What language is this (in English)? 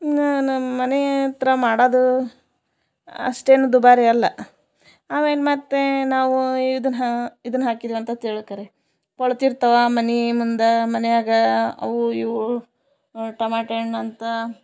Kannada